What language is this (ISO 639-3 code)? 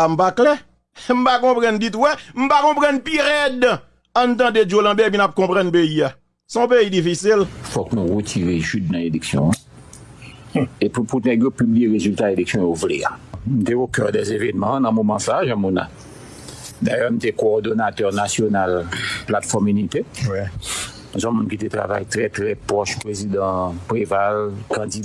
fra